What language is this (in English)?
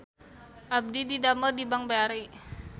Sundanese